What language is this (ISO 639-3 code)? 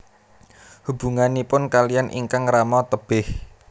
jav